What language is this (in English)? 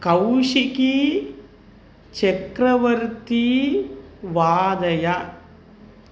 Sanskrit